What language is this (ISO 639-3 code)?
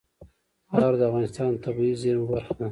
pus